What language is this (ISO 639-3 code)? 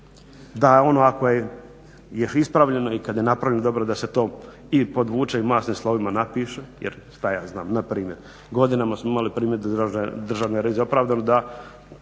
hrv